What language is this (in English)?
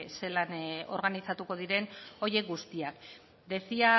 Basque